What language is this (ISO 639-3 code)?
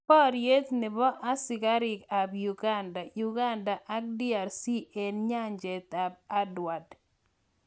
kln